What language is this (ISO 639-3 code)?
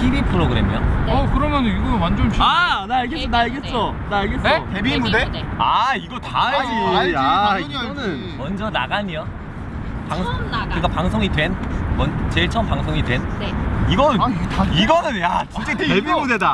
kor